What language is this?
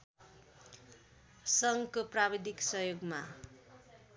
Nepali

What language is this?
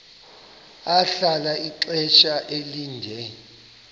Xhosa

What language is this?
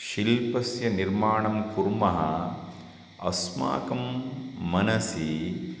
Sanskrit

